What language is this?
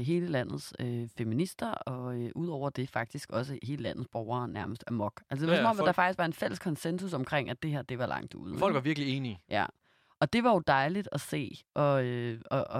Danish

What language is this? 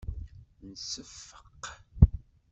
Kabyle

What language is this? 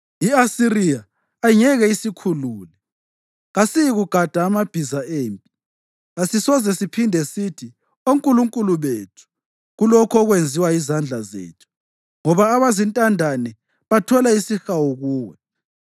North Ndebele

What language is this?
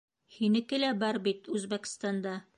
Bashkir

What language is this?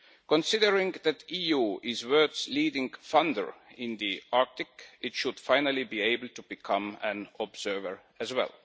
English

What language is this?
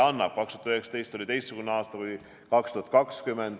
Estonian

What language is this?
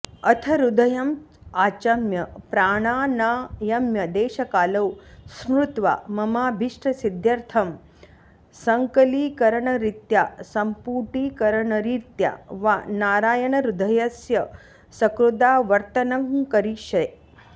Sanskrit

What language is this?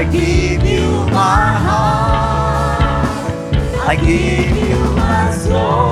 Filipino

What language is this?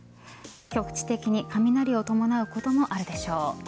Japanese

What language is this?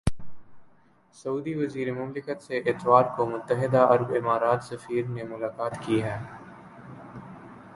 Urdu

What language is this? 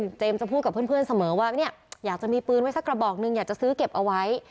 Thai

